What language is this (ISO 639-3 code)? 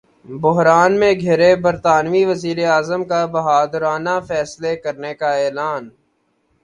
urd